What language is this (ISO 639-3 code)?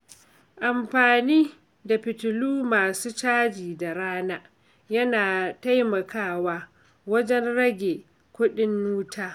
hau